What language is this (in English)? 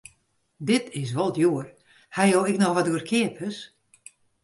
Western Frisian